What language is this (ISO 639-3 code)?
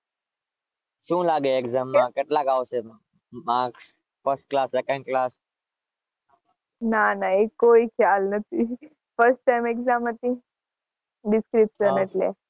guj